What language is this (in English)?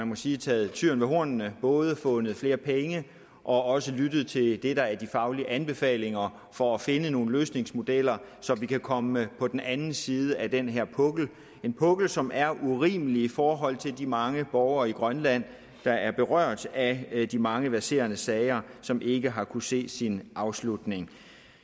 Danish